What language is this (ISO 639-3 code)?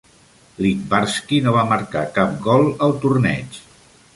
cat